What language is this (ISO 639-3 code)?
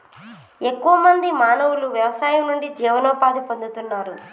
tel